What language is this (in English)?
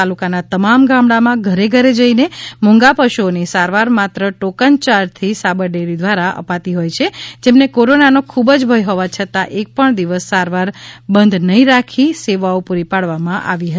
Gujarati